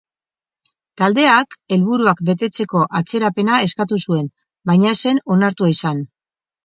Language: Basque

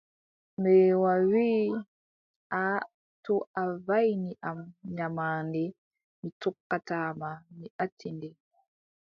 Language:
Adamawa Fulfulde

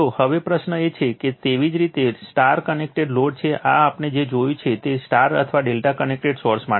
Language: Gujarati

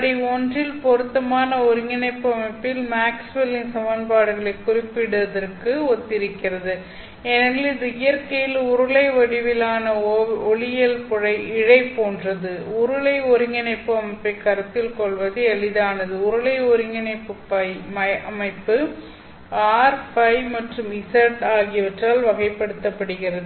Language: Tamil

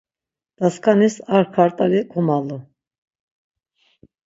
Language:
Laz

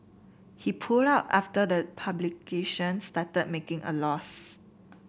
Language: English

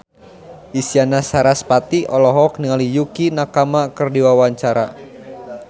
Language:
Sundanese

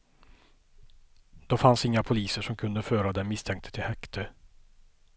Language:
Swedish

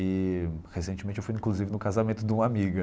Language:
Portuguese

